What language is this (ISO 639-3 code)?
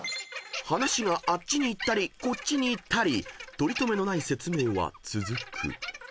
jpn